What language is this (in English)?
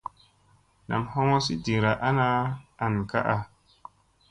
Musey